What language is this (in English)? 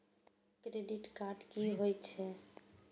Maithili